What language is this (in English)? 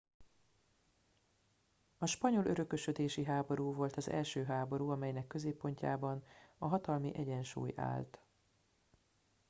Hungarian